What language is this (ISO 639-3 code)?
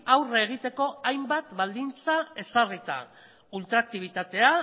eus